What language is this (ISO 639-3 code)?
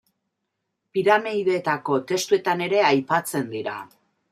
eus